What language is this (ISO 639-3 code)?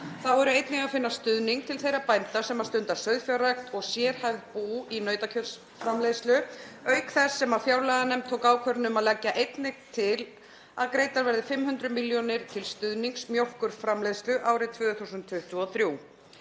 isl